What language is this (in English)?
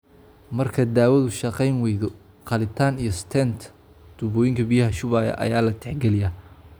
Somali